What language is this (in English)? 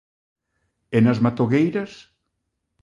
Galician